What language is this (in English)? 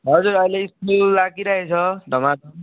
Nepali